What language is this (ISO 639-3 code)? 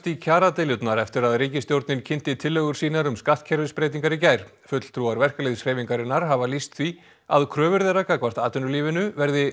isl